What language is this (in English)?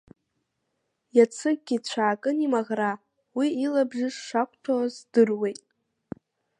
Abkhazian